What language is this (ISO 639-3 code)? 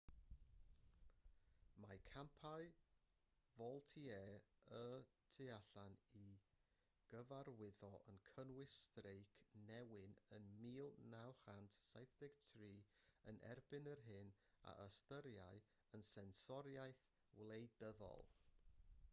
cym